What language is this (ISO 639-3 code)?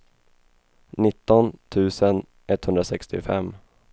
swe